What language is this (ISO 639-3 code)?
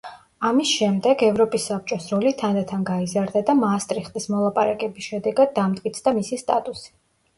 kat